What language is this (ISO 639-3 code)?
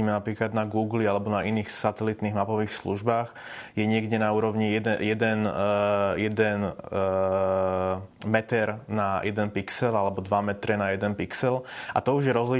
slk